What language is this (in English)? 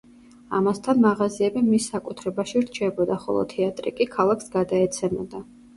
Georgian